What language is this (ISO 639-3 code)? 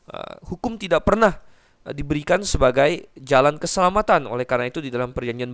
ind